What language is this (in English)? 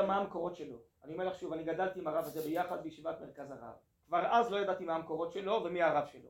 Hebrew